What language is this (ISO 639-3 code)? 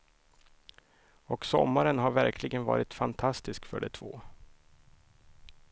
swe